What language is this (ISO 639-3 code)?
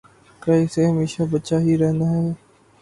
urd